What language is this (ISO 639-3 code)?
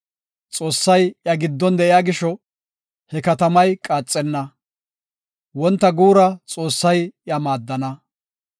gof